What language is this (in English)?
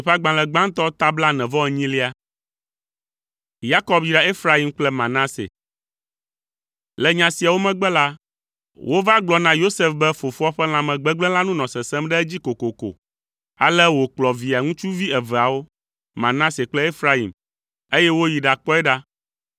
Ewe